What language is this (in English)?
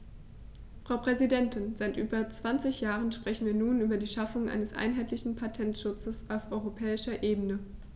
German